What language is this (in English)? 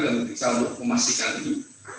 Indonesian